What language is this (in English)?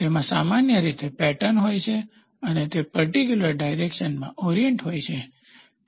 Gujarati